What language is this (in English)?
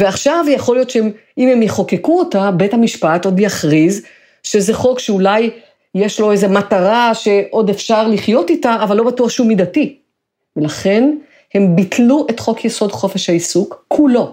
Hebrew